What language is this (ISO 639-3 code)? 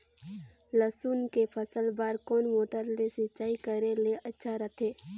hne